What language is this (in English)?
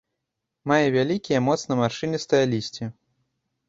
Belarusian